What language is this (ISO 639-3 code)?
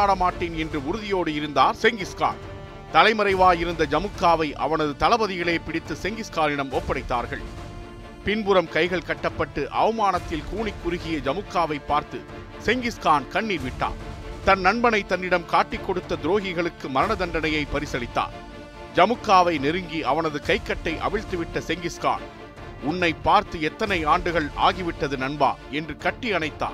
tam